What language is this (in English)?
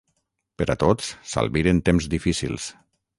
Catalan